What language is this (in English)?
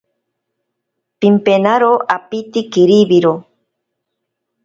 Ashéninka Perené